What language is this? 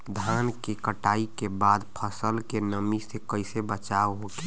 Bhojpuri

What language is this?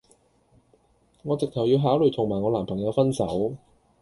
Cantonese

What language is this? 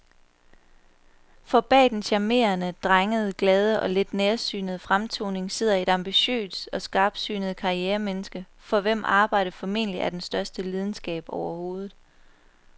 Danish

